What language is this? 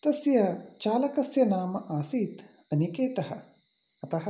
Sanskrit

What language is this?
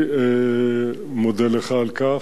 Hebrew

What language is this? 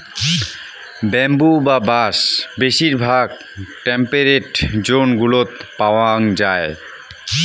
Bangla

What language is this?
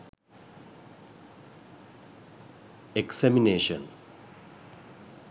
Sinhala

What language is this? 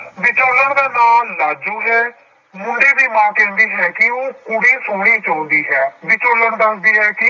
Punjabi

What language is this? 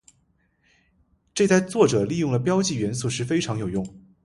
Chinese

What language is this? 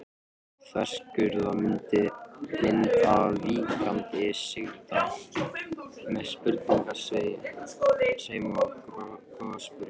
Icelandic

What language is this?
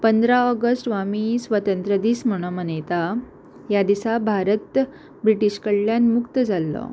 Konkani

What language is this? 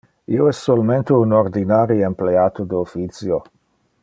Interlingua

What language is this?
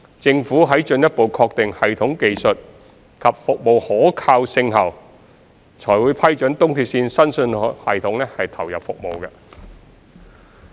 Cantonese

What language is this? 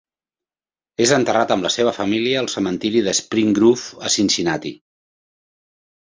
Catalan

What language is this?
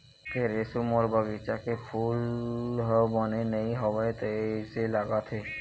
Chhattisgarhi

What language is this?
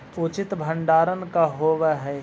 Magahi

